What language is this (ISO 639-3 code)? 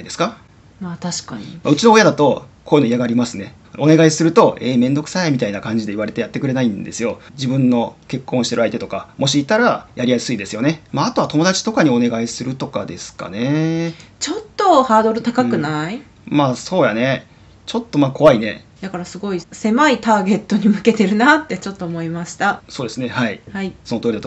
jpn